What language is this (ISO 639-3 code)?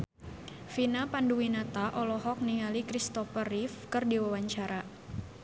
sun